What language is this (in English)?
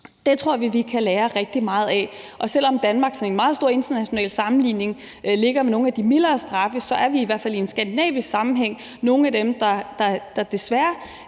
Danish